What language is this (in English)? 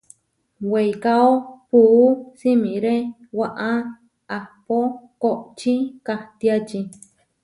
Huarijio